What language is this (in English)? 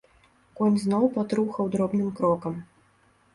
Belarusian